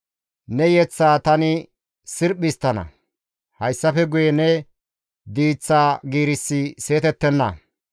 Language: Gamo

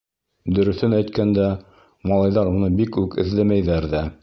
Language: Bashkir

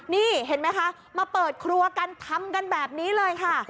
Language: Thai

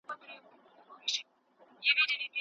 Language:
Pashto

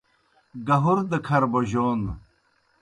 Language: Kohistani Shina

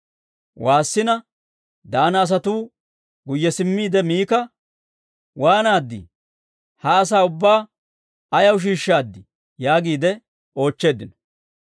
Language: Dawro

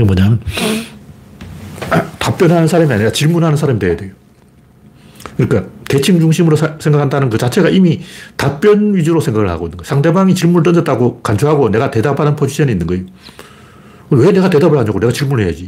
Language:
Korean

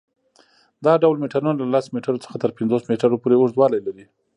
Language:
Pashto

